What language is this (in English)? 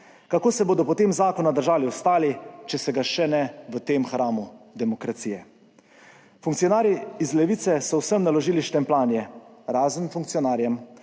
Slovenian